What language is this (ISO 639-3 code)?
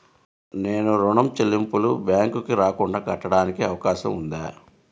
tel